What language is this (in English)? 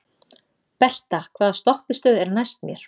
Icelandic